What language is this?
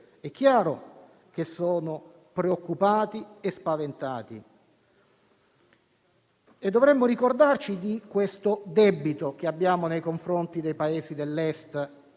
Italian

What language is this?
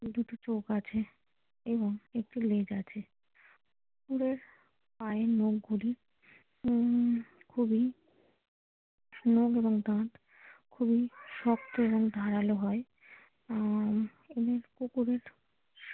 Bangla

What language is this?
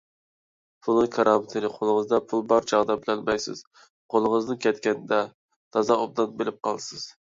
Uyghur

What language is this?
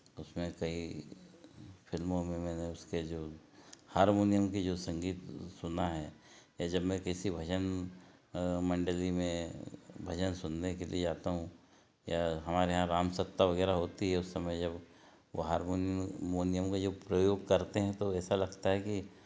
Hindi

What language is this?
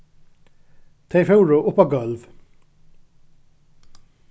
Faroese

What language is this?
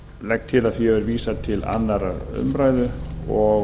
Icelandic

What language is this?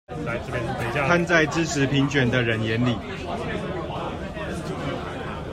Chinese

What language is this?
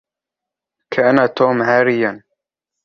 Arabic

